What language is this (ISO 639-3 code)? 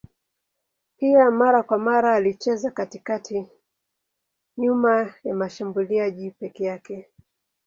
swa